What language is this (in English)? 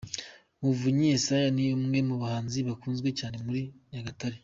Kinyarwanda